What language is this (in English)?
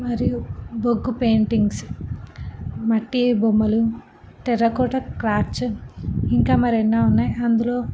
Telugu